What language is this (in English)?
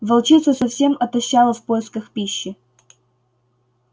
Russian